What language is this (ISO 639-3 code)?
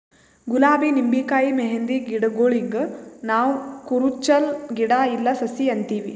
kan